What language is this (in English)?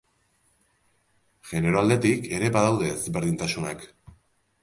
Basque